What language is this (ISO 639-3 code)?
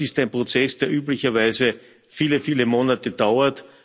deu